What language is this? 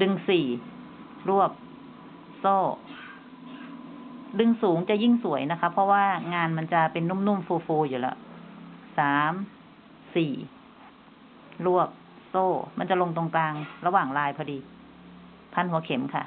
Thai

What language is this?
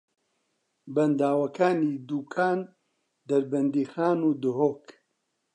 Central Kurdish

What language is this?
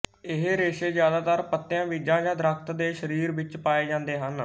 Punjabi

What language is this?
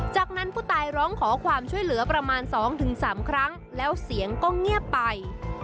Thai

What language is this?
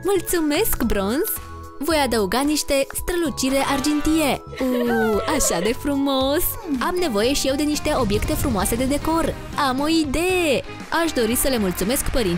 Romanian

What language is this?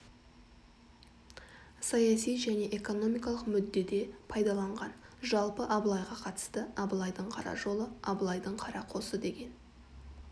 Kazakh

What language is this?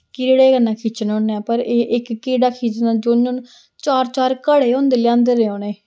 Dogri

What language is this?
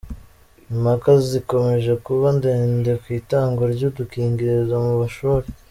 Kinyarwanda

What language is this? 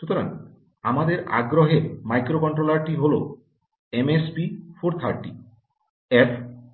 Bangla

